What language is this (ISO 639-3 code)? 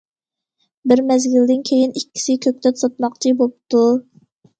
uig